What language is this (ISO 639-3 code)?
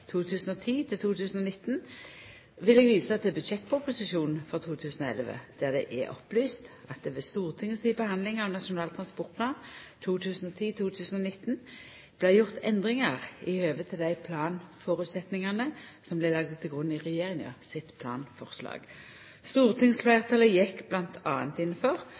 nno